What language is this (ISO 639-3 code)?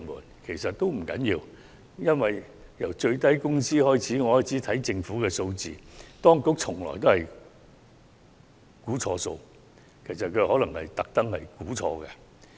yue